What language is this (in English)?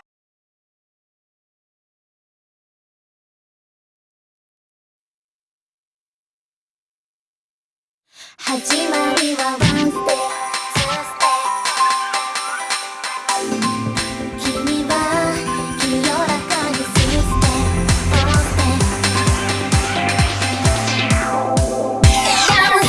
Japanese